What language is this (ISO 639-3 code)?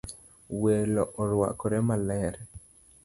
luo